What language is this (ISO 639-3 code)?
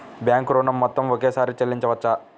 tel